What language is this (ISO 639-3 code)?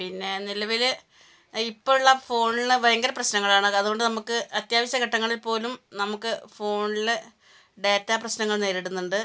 mal